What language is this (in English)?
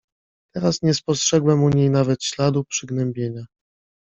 Polish